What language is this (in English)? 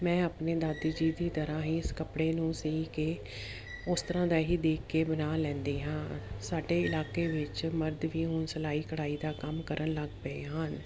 Punjabi